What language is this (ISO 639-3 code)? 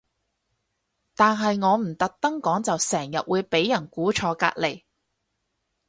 yue